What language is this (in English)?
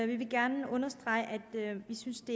Danish